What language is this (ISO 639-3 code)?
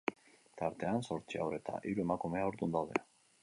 eus